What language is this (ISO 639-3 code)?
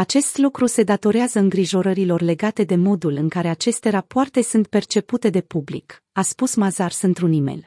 ron